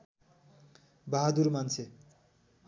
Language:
Nepali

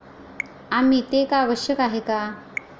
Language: Marathi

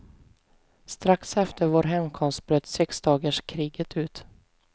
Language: Swedish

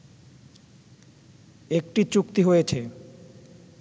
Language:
Bangla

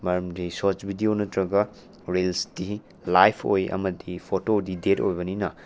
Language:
Manipuri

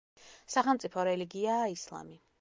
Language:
Georgian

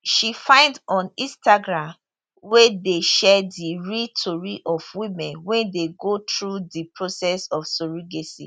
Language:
Nigerian Pidgin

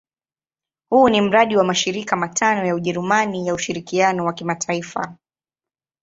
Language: Swahili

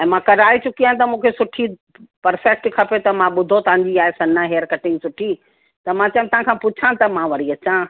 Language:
Sindhi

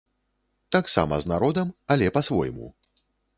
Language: Belarusian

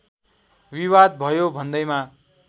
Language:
Nepali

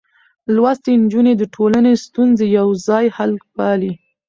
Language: Pashto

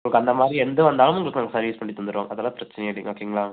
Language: Tamil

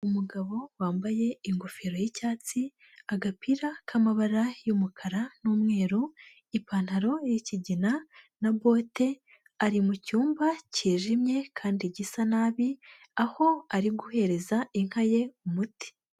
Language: Kinyarwanda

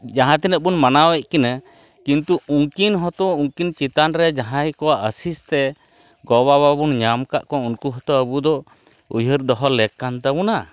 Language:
Santali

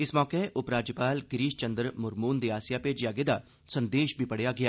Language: Dogri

